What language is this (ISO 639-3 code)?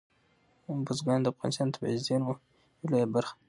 pus